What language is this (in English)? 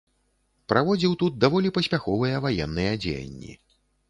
Belarusian